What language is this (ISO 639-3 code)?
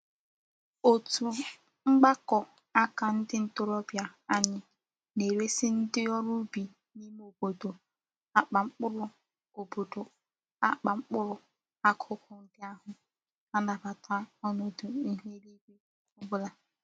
ibo